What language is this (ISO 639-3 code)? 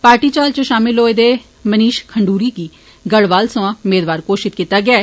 doi